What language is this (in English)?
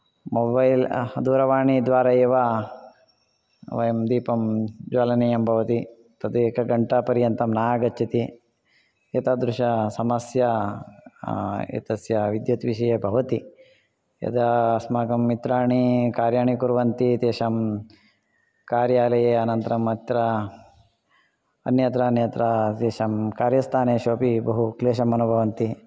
Sanskrit